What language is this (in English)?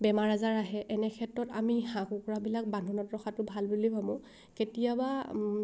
Assamese